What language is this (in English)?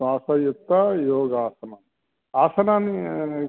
Sanskrit